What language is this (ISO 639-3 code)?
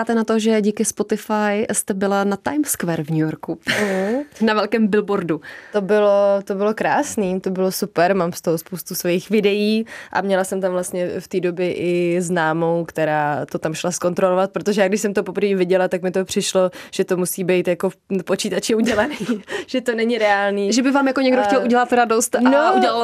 ces